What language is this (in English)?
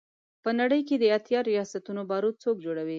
Pashto